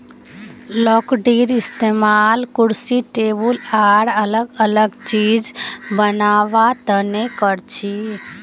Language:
Magahi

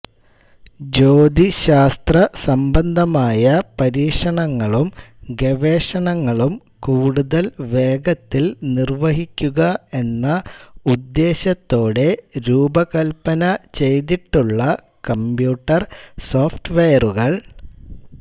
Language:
Malayalam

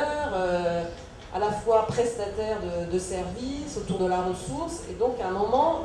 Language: French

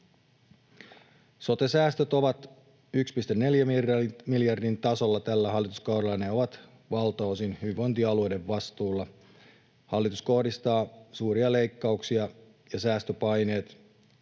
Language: Finnish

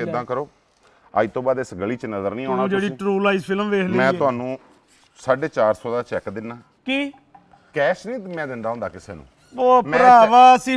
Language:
Punjabi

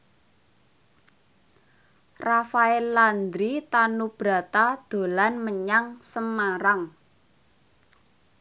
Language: Javanese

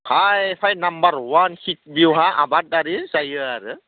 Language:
Bodo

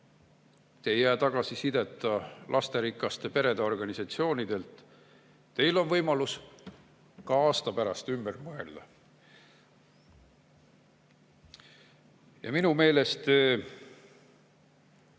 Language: Estonian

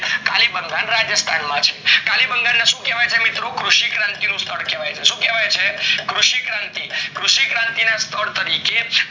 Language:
Gujarati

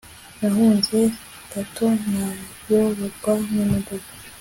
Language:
Kinyarwanda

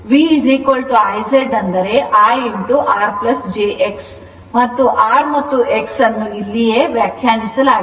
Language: Kannada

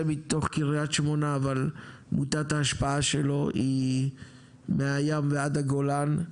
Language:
Hebrew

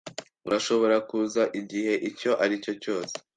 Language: Kinyarwanda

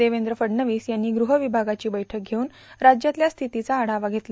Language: Marathi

